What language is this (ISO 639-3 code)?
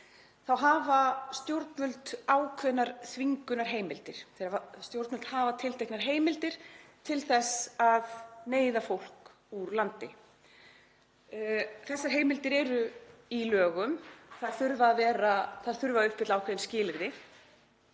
isl